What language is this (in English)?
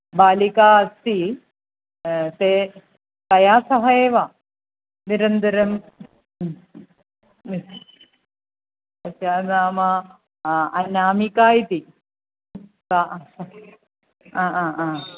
Sanskrit